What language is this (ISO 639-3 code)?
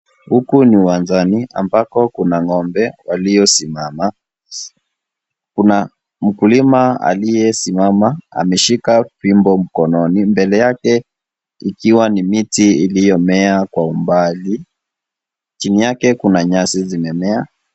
swa